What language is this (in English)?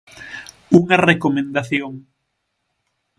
Galician